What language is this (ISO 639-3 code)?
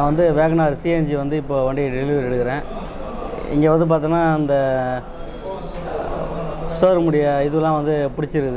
ara